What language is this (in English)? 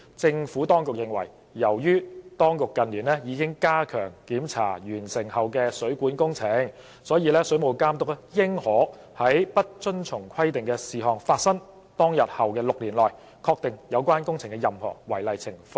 Cantonese